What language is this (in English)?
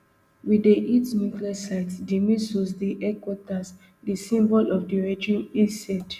Nigerian Pidgin